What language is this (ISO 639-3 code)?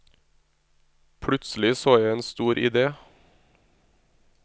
nor